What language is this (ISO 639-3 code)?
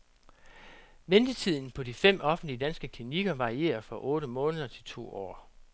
dan